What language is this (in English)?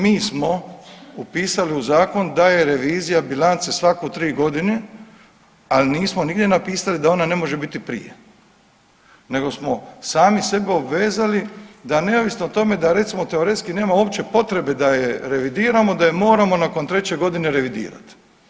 Croatian